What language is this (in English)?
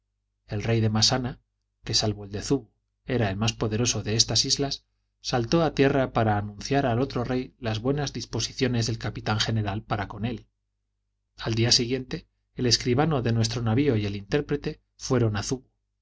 Spanish